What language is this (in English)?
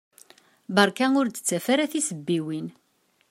Kabyle